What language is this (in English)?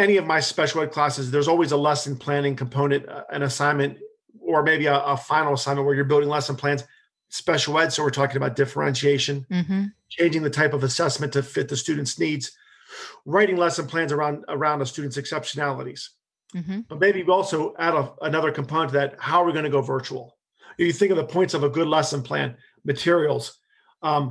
English